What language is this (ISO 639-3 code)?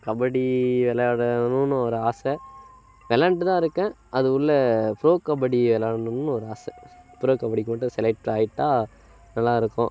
tam